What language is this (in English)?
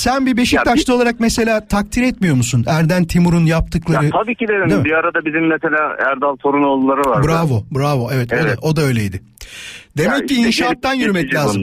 Turkish